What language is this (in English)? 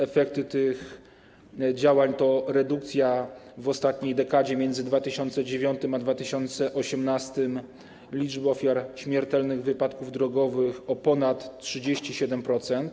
Polish